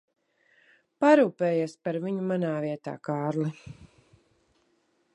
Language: Latvian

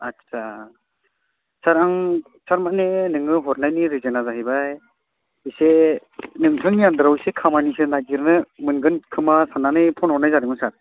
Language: Bodo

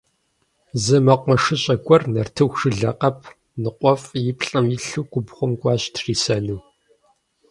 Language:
Kabardian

